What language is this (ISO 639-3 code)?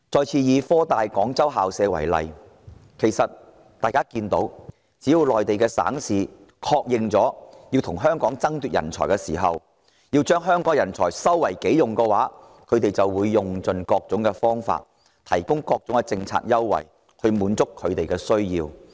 yue